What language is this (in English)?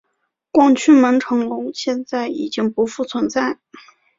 Chinese